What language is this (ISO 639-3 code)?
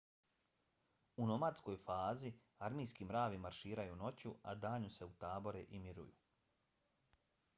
bos